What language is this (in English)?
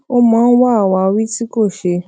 Yoruba